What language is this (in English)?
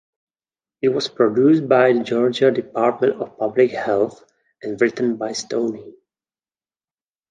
English